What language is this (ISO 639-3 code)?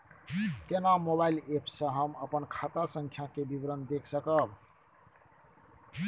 mai